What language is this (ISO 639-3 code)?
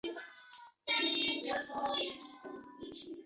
zho